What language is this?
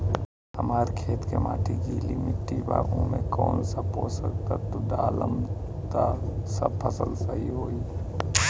Bhojpuri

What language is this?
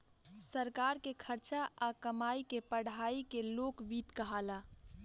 Bhojpuri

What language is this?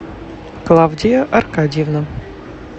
Russian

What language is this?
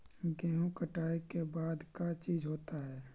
Magahi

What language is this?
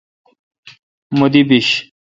Kalkoti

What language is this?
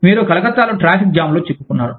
Telugu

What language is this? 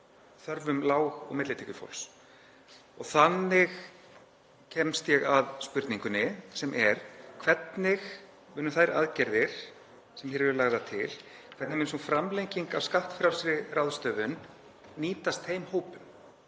Icelandic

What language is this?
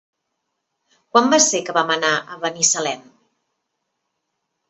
Catalan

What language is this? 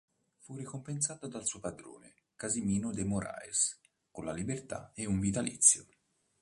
Italian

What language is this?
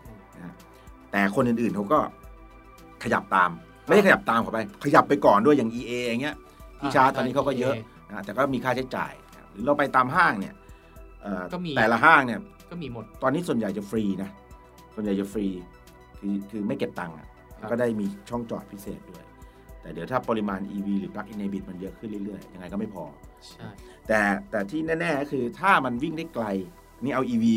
Thai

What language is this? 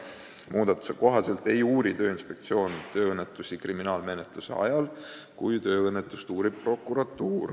Estonian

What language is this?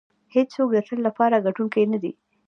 Pashto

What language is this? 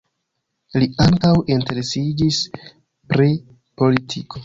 Esperanto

